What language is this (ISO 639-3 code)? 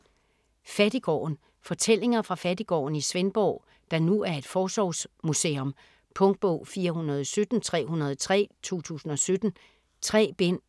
dan